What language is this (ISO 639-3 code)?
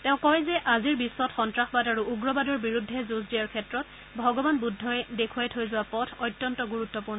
asm